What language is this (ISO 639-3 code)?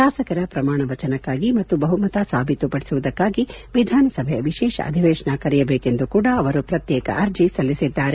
kan